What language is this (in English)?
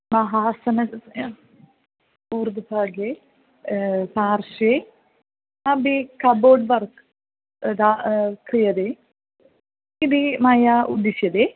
Sanskrit